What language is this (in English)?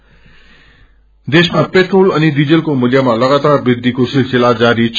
Nepali